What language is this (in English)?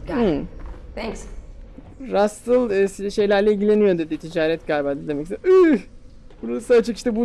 Turkish